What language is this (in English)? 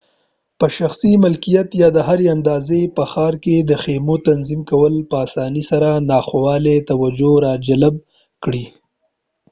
Pashto